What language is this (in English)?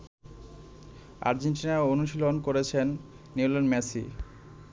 Bangla